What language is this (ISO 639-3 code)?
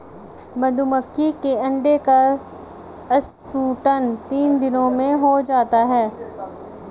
hin